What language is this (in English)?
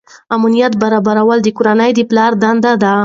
Pashto